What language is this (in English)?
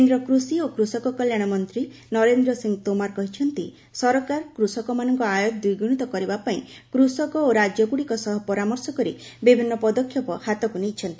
Odia